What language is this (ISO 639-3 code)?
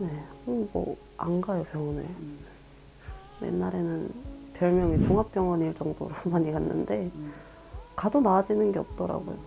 kor